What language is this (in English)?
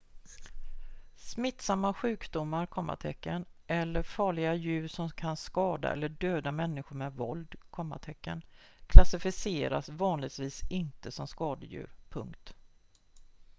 Swedish